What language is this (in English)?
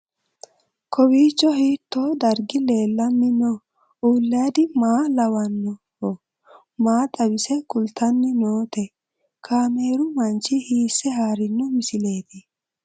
Sidamo